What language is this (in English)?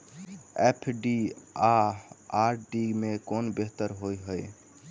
Maithili